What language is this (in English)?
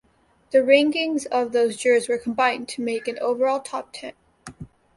English